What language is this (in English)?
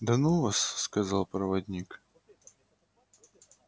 Russian